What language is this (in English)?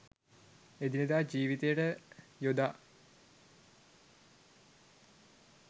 Sinhala